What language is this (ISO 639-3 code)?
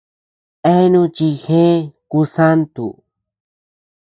cux